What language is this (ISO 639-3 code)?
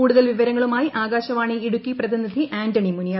mal